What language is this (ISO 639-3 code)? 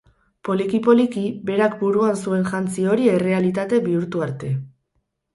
eus